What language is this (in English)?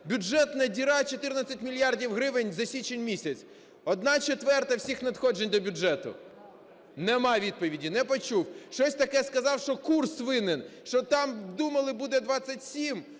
Ukrainian